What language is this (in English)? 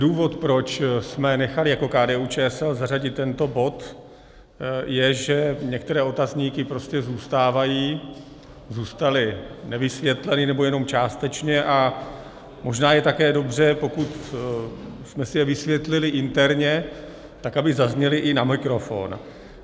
Czech